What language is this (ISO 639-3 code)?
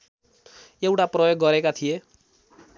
nep